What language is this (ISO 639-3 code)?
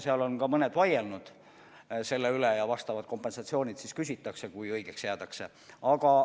est